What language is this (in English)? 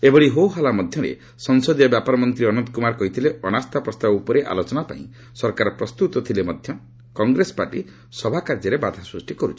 Odia